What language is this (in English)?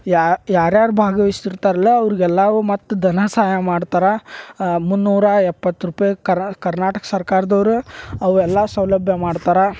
Kannada